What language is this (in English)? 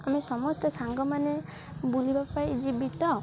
Odia